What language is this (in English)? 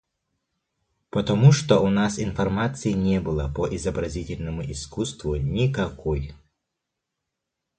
Yakut